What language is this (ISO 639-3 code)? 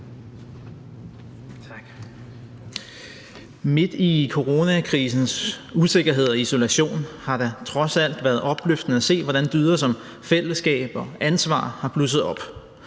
dan